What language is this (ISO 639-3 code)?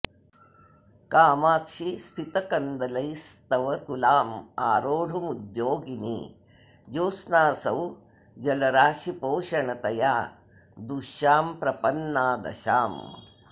san